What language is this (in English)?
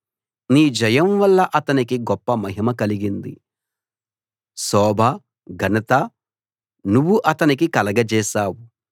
Telugu